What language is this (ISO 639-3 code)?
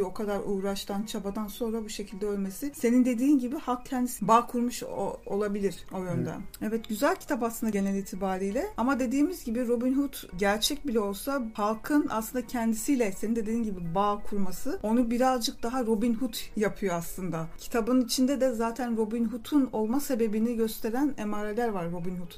tur